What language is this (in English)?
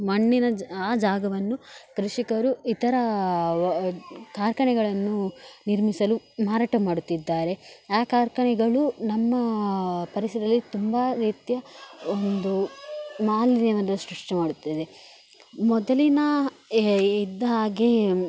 Kannada